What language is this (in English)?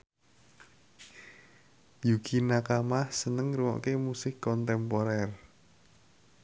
Javanese